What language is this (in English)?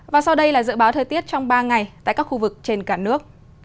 Vietnamese